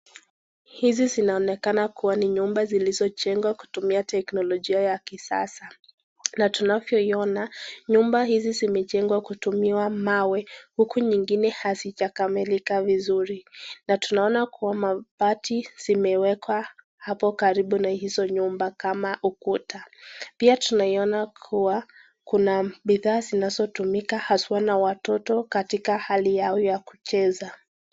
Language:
Swahili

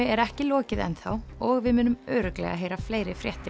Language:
Icelandic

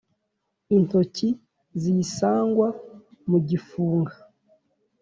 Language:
Kinyarwanda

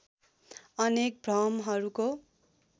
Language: Nepali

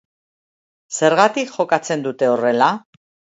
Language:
Basque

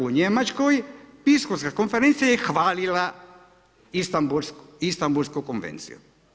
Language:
Croatian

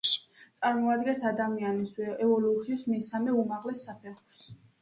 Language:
Georgian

